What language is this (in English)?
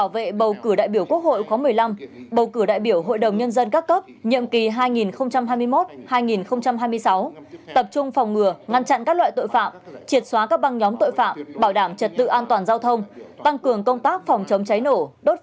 Vietnamese